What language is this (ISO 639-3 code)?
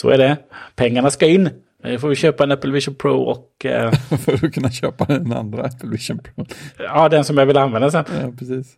swe